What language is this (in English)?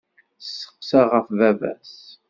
Kabyle